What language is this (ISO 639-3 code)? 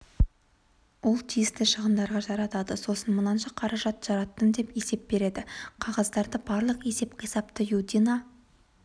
kaz